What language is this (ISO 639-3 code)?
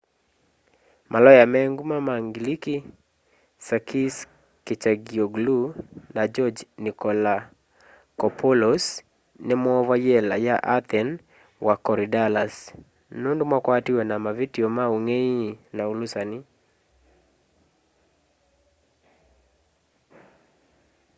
kam